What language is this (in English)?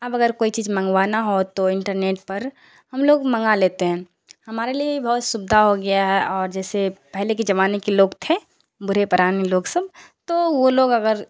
Urdu